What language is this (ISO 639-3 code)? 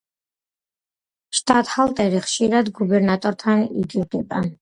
kat